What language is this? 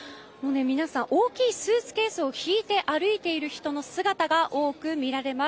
Japanese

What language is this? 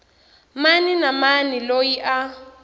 Tsonga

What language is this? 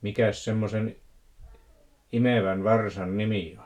Finnish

